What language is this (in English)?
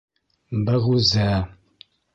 Bashkir